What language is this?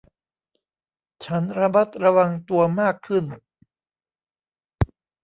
Thai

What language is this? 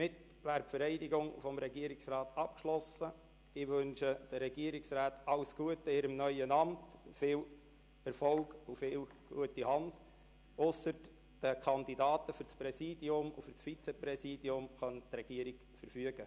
Swiss German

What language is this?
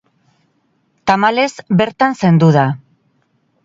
Basque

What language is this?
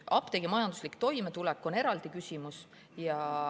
Estonian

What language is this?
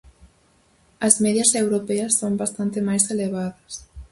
Galician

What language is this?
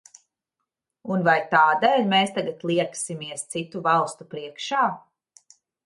Latvian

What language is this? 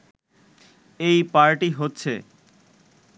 Bangla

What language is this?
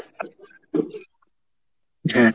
Bangla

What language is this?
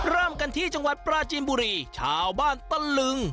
Thai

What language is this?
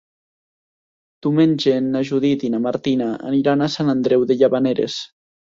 Catalan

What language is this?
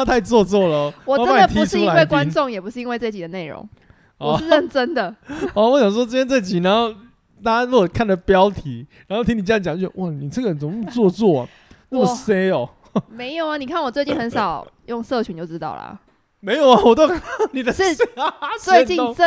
Chinese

